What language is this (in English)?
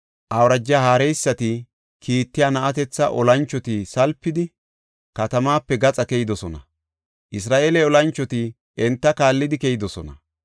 Gofa